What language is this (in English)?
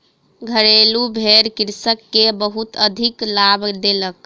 Maithili